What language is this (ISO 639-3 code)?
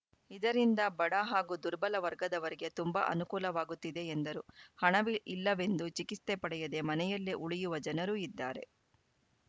kan